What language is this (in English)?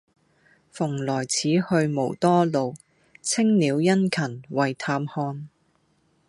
Cantonese